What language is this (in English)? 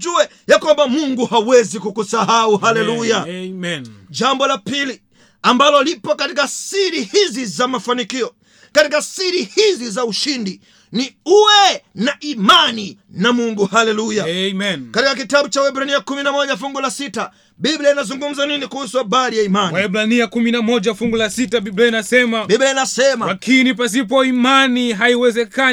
Swahili